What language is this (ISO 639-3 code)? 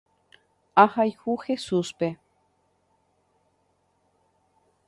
grn